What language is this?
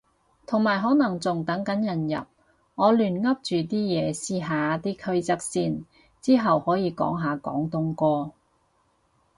Cantonese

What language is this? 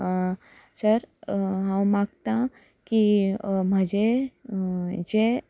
Konkani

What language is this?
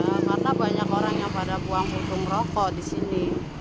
Indonesian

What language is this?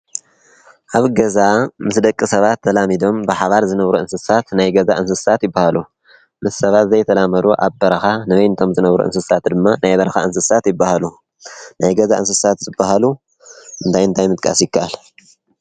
Tigrinya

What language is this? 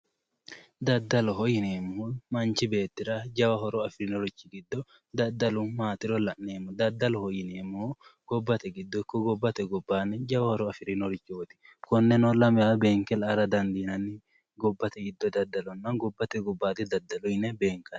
Sidamo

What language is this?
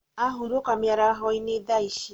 Kikuyu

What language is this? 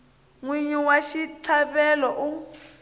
Tsonga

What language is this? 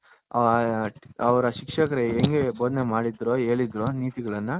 Kannada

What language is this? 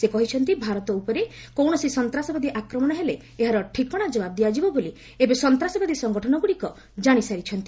Odia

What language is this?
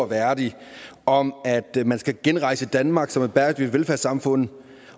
Danish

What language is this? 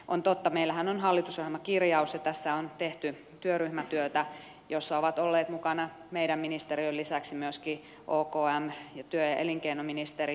Finnish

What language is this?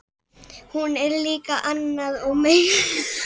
Icelandic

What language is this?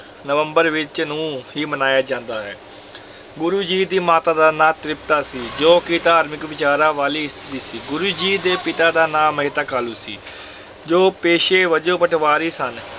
Punjabi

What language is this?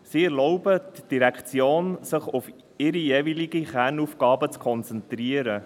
Swiss German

